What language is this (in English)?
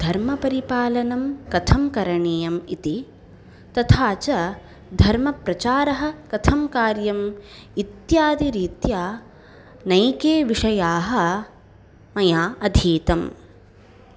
Sanskrit